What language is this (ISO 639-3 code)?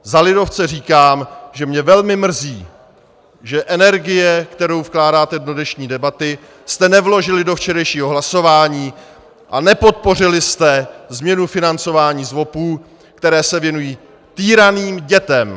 ces